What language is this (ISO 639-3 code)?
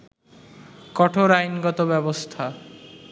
ben